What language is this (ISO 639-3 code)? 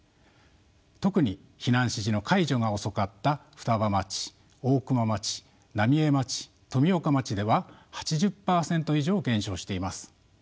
jpn